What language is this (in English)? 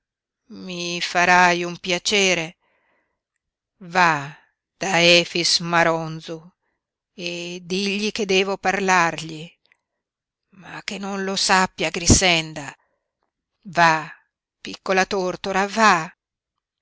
Italian